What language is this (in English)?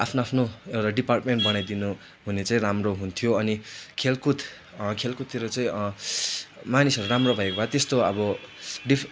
Nepali